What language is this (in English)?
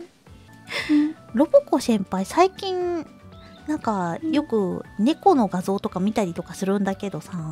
Japanese